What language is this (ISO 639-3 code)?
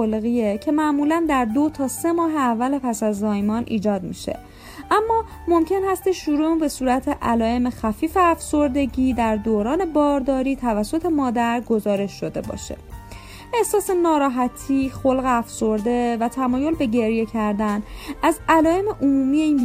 fas